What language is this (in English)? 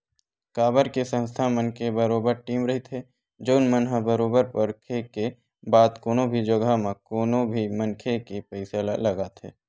Chhattisgarhi